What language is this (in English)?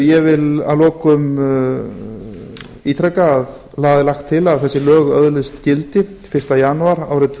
Icelandic